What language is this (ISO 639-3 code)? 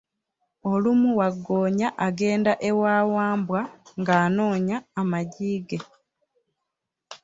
lug